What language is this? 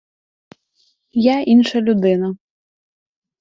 Ukrainian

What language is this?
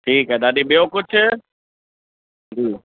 Sindhi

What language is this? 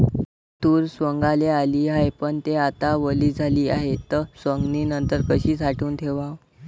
Marathi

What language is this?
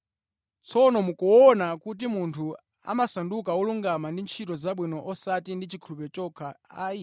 Nyanja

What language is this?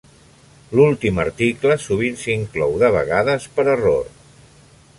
Catalan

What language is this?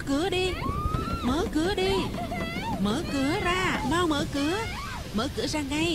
Vietnamese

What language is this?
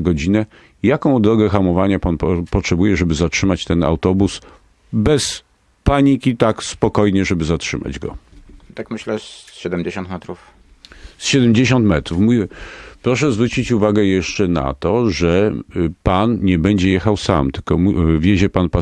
Polish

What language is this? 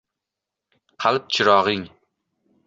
Uzbek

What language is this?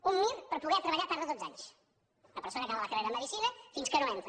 Catalan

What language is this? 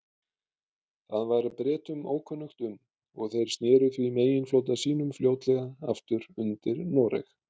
Icelandic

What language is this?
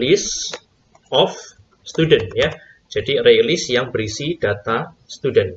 Indonesian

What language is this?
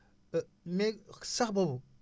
Wolof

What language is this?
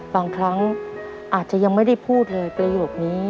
Thai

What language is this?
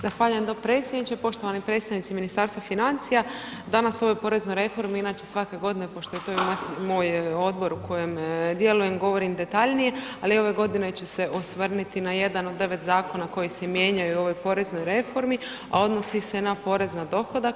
Croatian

